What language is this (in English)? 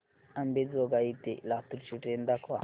Marathi